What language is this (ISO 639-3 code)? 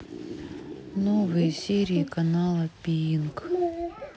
rus